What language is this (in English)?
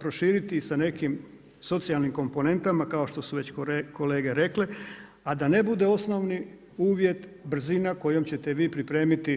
Croatian